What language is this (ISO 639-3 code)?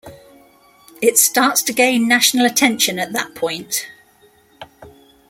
eng